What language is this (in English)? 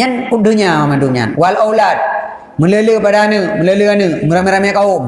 Malay